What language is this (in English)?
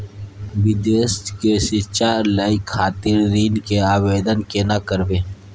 Maithili